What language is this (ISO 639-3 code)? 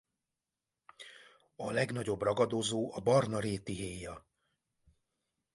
hun